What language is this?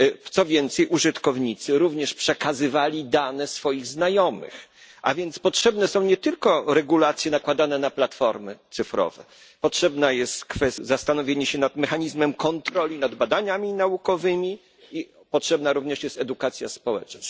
Polish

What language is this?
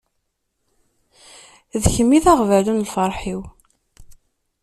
Kabyle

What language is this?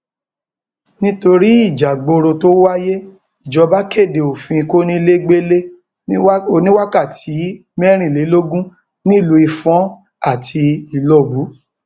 Yoruba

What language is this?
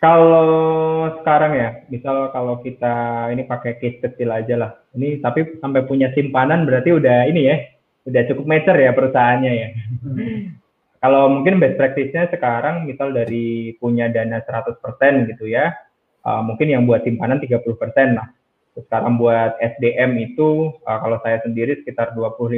Indonesian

